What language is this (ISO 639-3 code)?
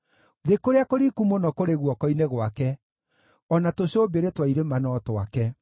kik